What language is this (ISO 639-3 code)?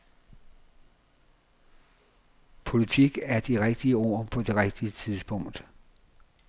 dan